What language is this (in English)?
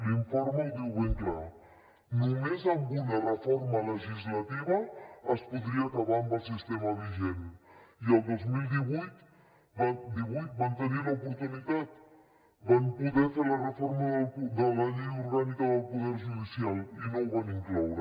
Catalan